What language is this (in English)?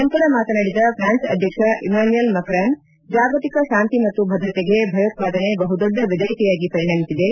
Kannada